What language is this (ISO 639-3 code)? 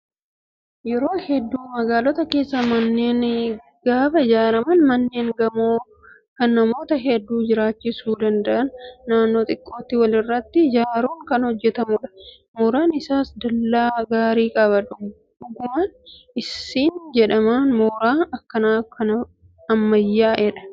orm